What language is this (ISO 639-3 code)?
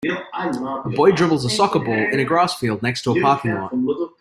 eng